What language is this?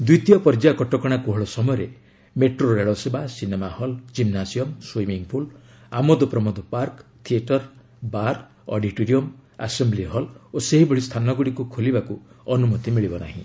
Odia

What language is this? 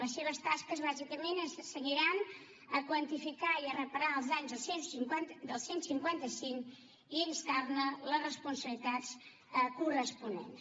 Catalan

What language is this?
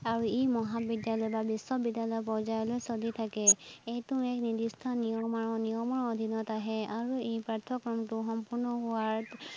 Assamese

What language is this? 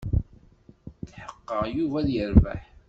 Kabyle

